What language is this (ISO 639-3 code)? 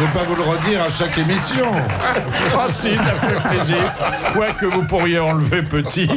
fra